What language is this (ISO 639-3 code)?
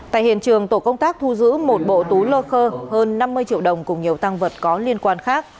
vie